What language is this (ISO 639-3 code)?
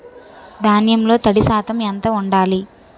tel